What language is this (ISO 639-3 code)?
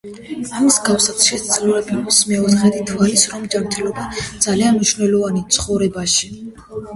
kat